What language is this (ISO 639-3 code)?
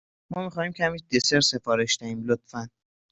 fas